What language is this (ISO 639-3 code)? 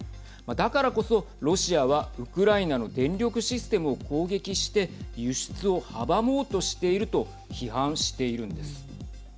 jpn